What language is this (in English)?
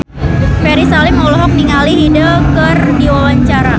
Sundanese